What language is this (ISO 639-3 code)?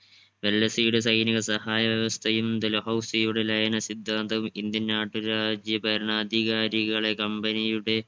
mal